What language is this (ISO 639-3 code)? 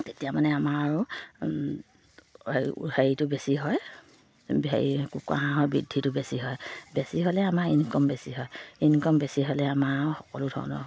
asm